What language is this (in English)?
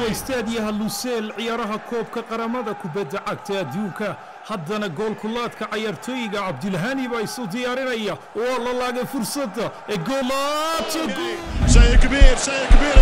Arabic